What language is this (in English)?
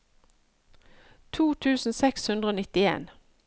Norwegian